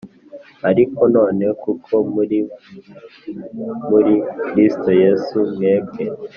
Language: Kinyarwanda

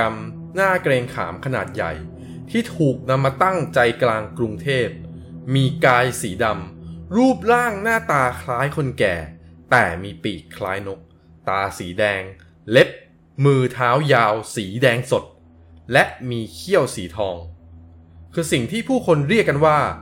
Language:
Thai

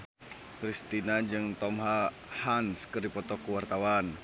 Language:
Sundanese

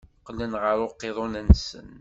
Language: Kabyle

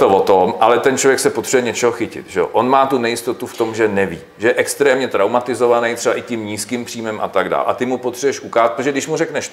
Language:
Czech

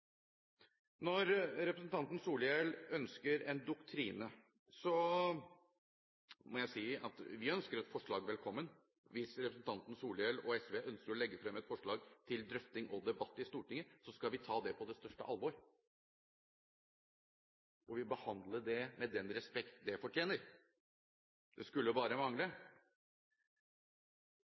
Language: Norwegian Bokmål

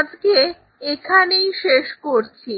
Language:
Bangla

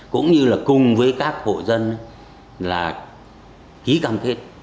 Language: Vietnamese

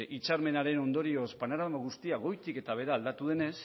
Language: Basque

